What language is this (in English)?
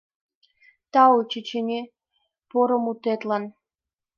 Mari